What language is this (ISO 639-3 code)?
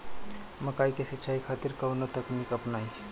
bho